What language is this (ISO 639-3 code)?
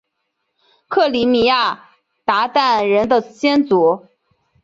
zho